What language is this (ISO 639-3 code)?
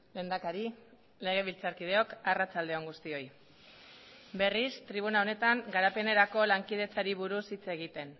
eus